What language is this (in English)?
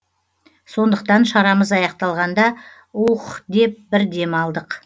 Kazakh